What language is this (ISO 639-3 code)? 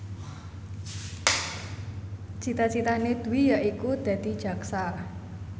jav